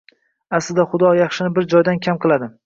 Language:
Uzbek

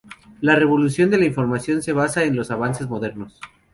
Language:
Spanish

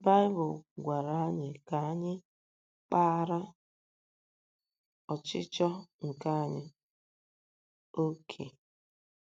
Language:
Igbo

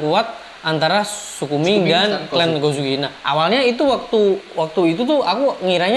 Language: Indonesian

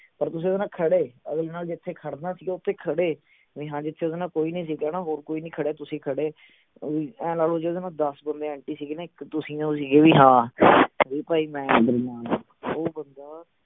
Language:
Punjabi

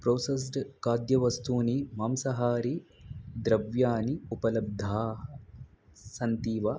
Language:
Sanskrit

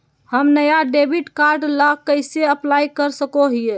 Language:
Magahi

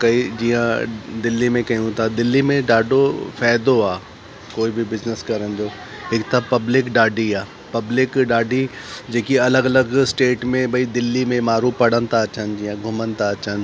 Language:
Sindhi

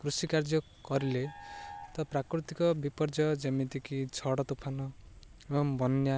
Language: Odia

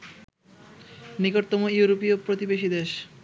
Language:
Bangla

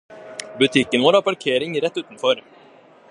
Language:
Norwegian Bokmål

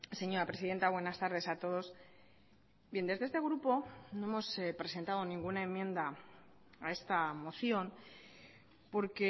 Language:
Spanish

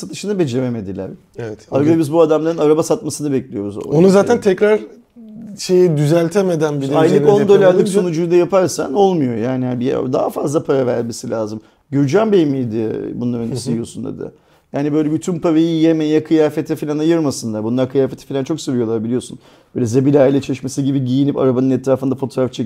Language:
Turkish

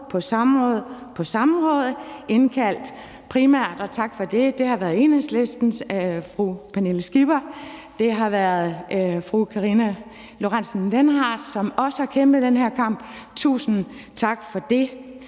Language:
Danish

